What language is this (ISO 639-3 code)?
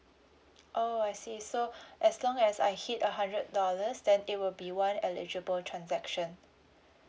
eng